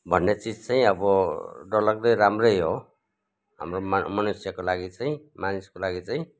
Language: Nepali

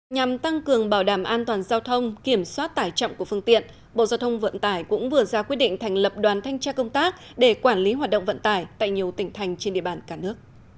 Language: Vietnamese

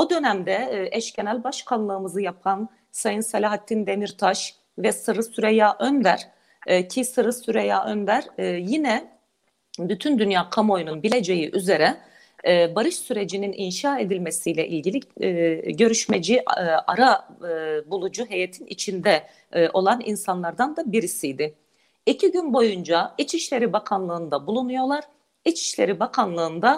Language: Turkish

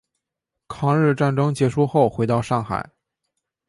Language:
Chinese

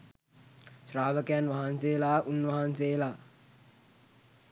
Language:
Sinhala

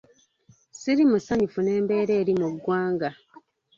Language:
Ganda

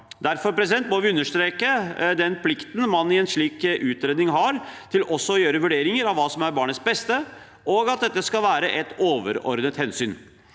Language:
Norwegian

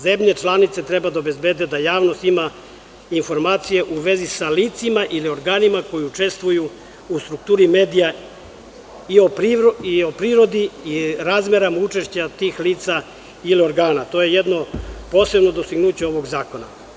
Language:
Serbian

